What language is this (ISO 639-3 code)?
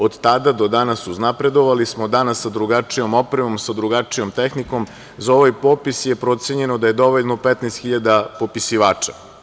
srp